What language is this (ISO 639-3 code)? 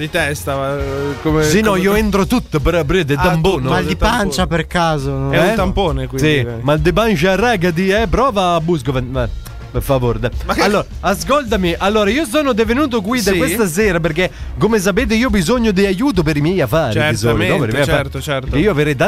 ita